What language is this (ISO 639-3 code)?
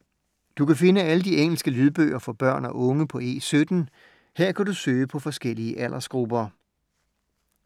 dan